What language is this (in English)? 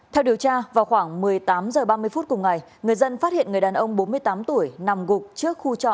Vietnamese